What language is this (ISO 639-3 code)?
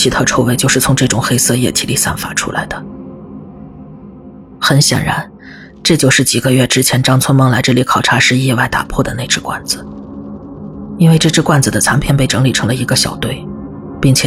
zho